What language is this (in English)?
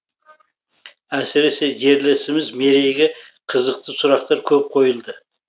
Kazakh